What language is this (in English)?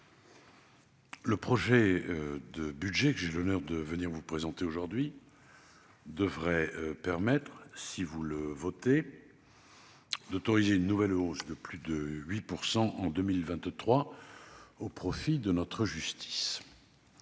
French